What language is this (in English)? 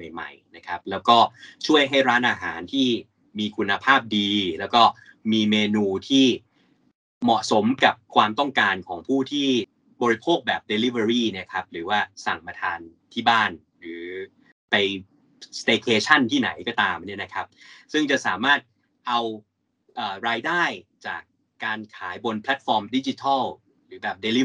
Thai